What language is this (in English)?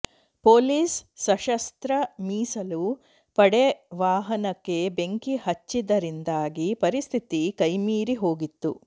Kannada